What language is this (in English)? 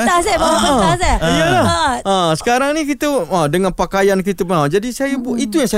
Malay